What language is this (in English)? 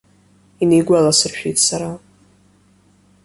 Abkhazian